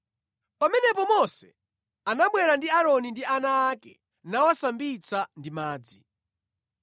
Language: Nyanja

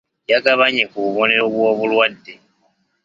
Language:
Ganda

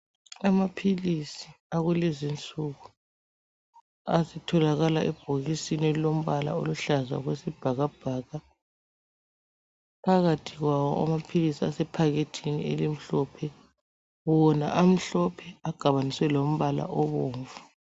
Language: North Ndebele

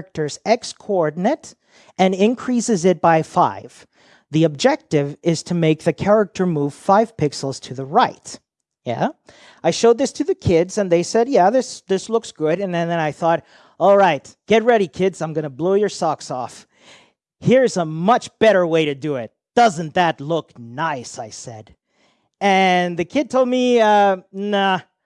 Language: English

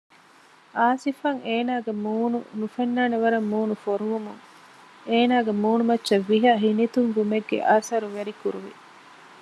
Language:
Divehi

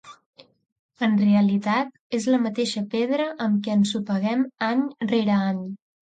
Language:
Catalan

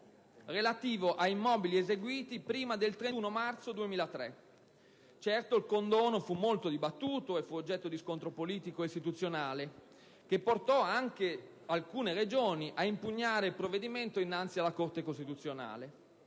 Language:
Italian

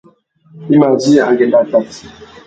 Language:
Tuki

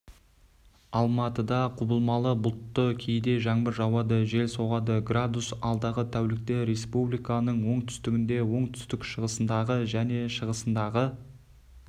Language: Kazakh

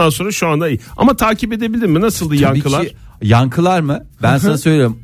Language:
Turkish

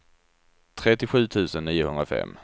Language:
Swedish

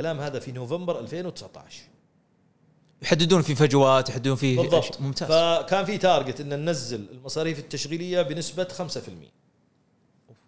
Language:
Arabic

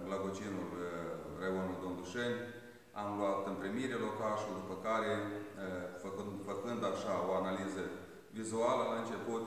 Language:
Romanian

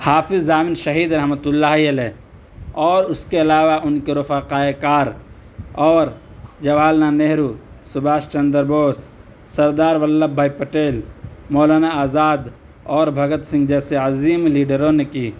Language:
Urdu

